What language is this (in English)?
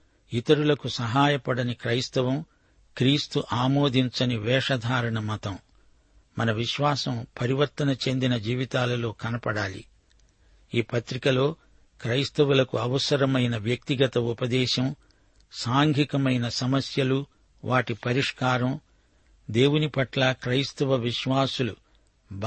Telugu